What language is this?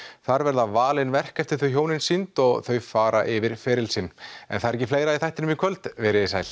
Icelandic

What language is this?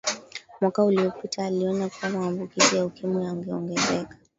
Swahili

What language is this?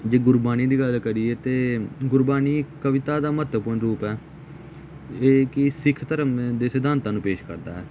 Punjabi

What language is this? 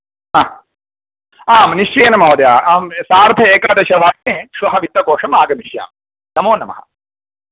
Sanskrit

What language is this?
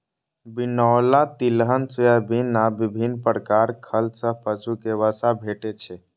Maithili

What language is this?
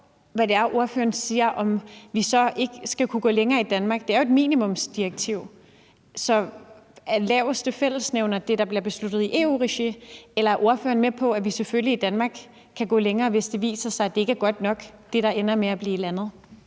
Danish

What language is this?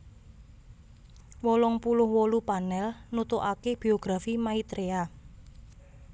Javanese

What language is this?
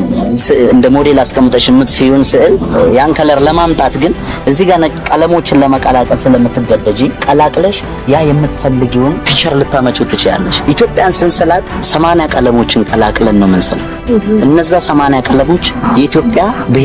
Arabic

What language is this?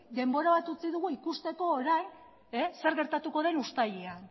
Basque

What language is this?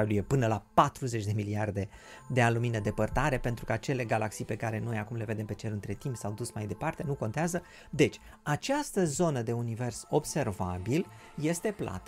Romanian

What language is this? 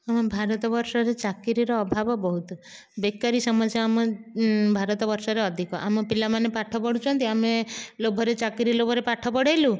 Odia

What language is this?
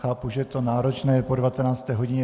Czech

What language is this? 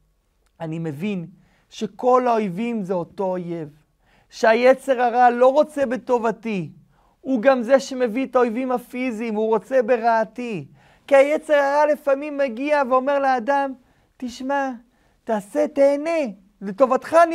Hebrew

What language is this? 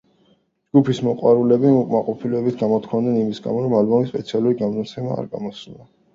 Georgian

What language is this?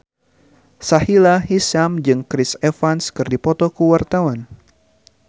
Sundanese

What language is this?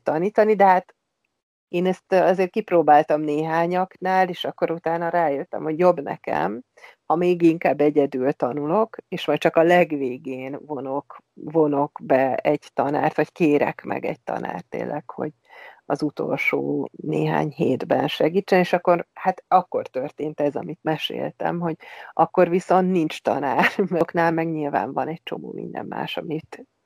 Hungarian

